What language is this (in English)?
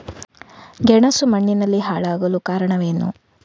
Kannada